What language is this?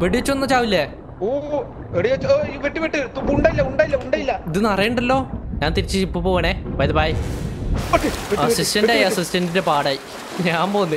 Malayalam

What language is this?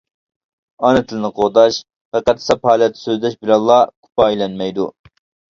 Uyghur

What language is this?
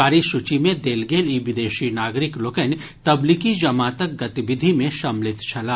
Maithili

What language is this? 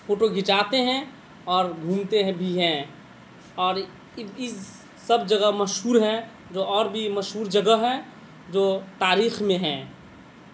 Urdu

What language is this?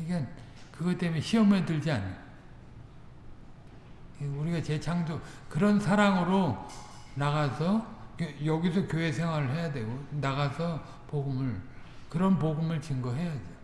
Korean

